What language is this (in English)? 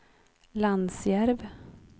Swedish